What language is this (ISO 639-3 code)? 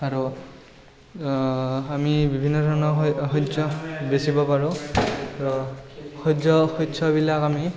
asm